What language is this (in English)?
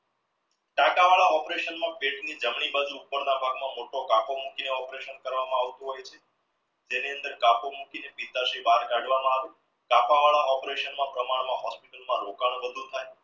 Gujarati